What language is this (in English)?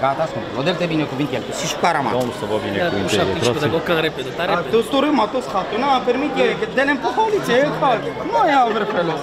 Romanian